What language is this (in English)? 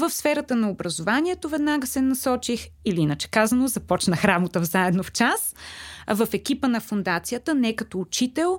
Bulgarian